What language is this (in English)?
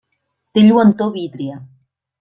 Catalan